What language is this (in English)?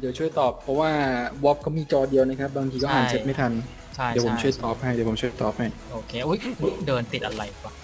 Thai